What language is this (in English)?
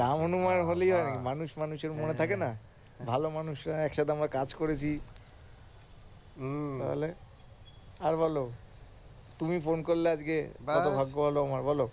Bangla